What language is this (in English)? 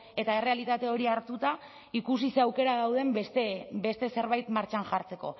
Basque